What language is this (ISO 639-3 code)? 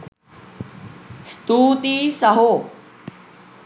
sin